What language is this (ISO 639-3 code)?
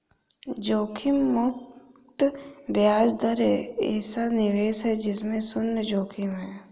hin